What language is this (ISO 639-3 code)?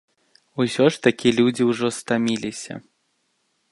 bel